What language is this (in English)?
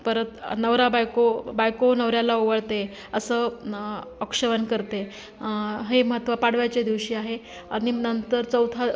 Marathi